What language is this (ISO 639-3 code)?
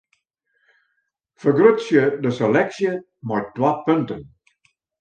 fry